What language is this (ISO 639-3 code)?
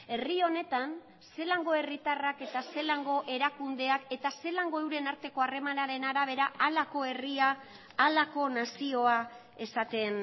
eus